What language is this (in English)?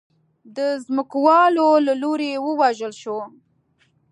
Pashto